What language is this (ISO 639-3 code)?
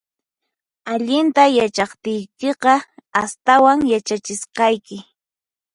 qxp